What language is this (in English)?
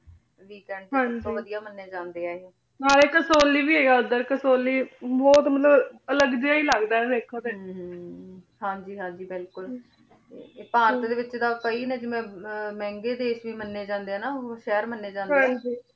Punjabi